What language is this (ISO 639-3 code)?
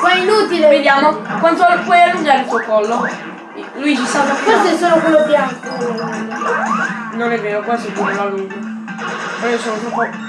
ita